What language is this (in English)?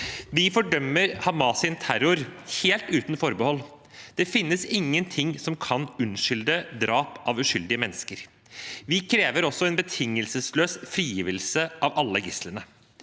Norwegian